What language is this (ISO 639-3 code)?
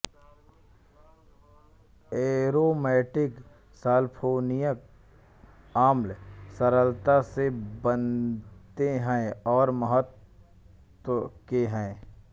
hin